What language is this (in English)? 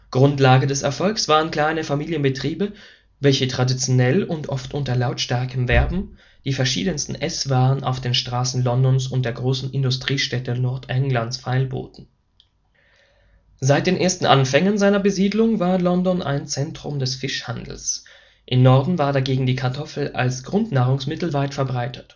German